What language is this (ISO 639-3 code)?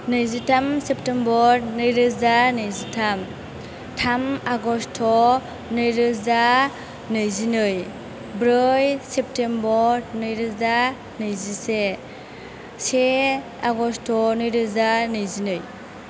brx